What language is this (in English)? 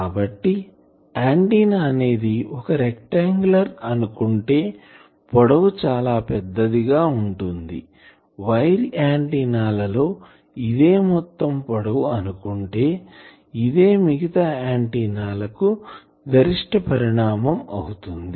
Telugu